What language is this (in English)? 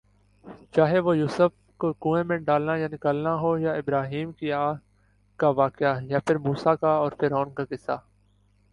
Urdu